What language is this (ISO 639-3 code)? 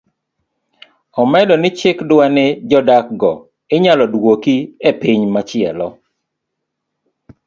luo